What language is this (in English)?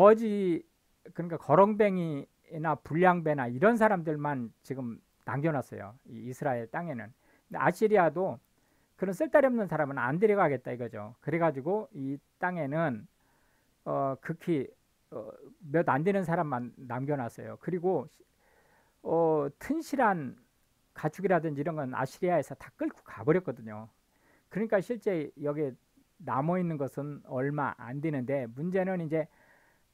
Korean